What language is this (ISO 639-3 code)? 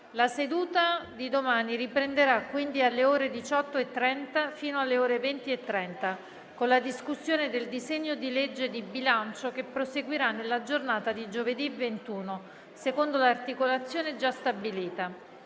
ita